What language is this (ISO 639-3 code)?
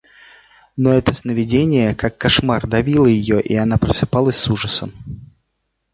rus